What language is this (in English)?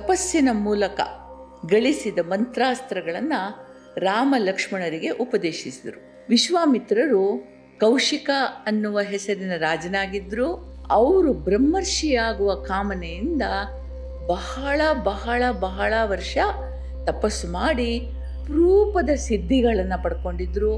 Kannada